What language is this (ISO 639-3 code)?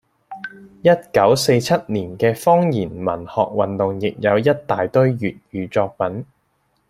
yue